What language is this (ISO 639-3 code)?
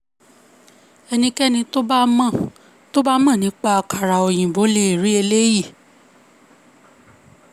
yor